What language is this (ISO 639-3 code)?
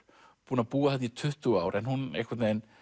isl